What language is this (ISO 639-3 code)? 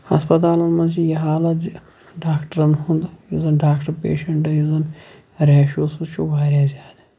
kas